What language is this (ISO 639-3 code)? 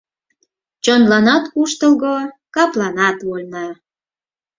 chm